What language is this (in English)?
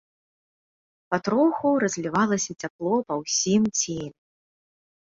Belarusian